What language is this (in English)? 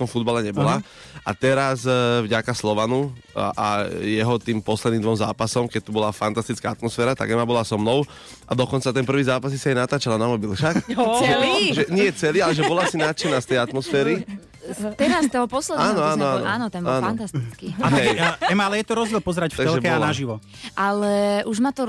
Slovak